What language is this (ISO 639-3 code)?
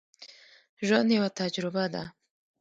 pus